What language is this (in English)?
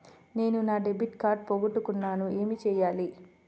Telugu